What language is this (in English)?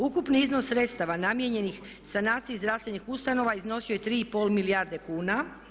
Croatian